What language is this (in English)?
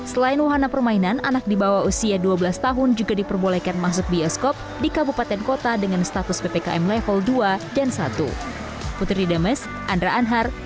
Indonesian